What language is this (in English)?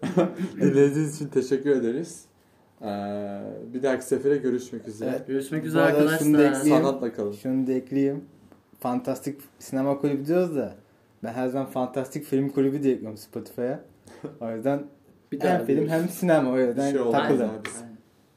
Turkish